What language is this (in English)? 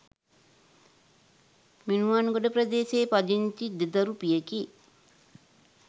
Sinhala